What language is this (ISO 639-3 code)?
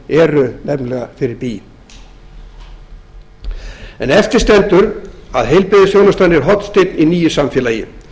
isl